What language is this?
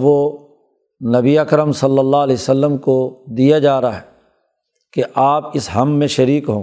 Urdu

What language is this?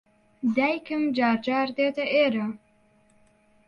Central Kurdish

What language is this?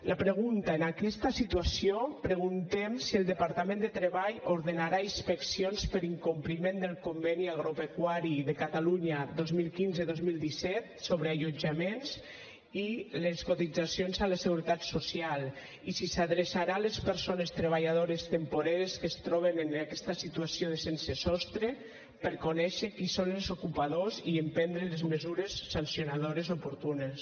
Catalan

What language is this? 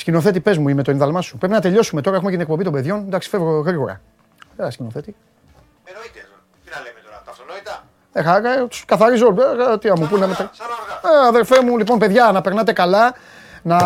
Greek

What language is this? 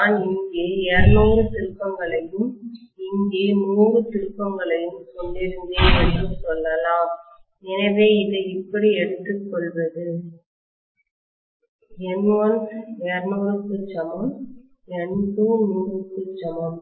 Tamil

